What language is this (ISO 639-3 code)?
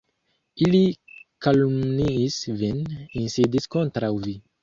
epo